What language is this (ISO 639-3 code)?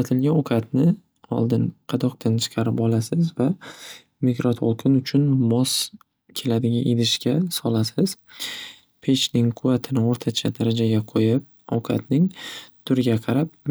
uzb